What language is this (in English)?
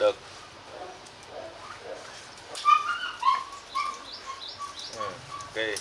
Vietnamese